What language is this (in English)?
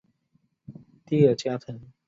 Chinese